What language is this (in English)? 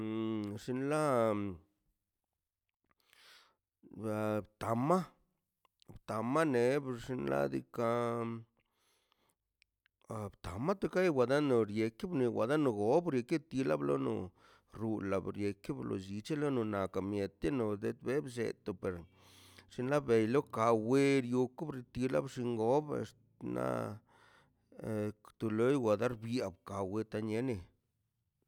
Mazaltepec Zapotec